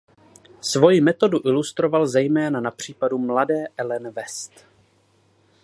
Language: Czech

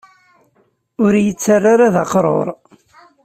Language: Kabyle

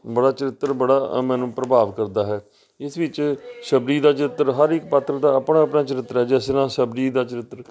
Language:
Punjabi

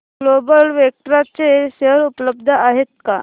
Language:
Marathi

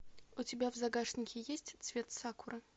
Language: Russian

